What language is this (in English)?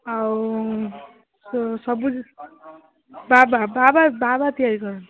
Odia